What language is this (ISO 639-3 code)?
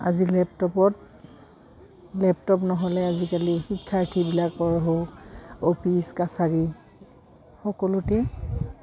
asm